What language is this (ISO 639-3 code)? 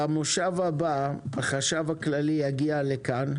heb